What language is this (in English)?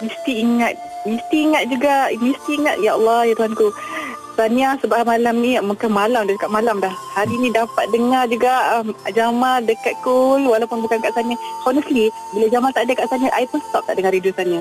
Malay